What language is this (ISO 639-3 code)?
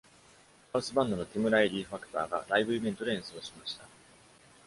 jpn